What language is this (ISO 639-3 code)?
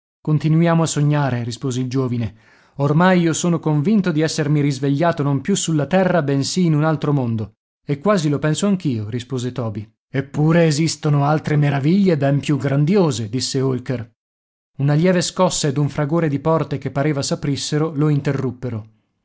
ita